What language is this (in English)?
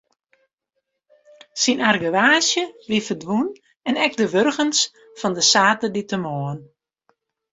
Western Frisian